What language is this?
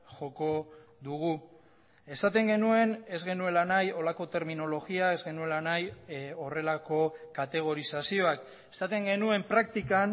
Basque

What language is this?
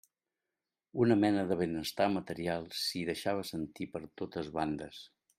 Catalan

